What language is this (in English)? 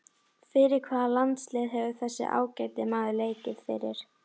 Icelandic